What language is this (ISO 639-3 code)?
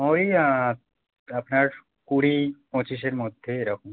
ben